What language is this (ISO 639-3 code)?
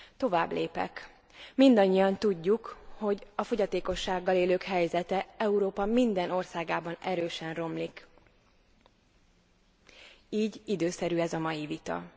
hun